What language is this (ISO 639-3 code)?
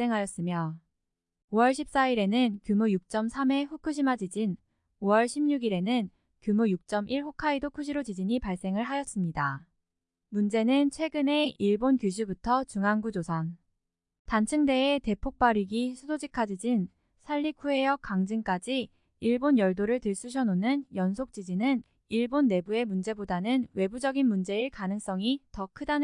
kor